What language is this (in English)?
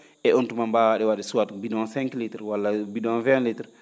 Fula